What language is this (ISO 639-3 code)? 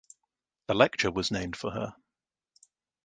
eng